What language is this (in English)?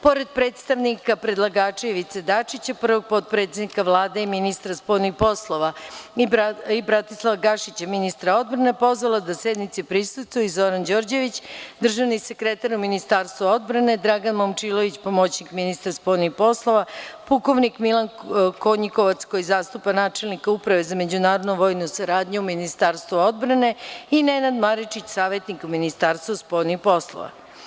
Serbian